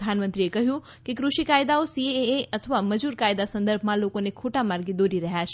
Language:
Gujarati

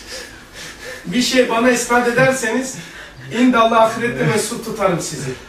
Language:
Turkish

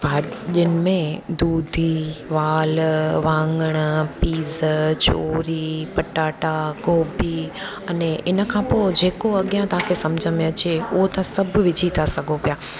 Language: Sindhi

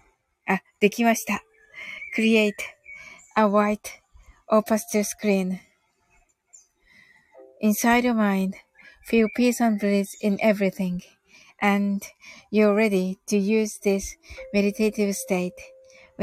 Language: Japanese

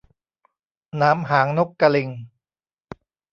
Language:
Thai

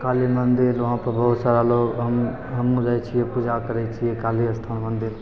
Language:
Maithili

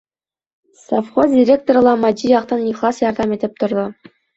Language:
Bashkir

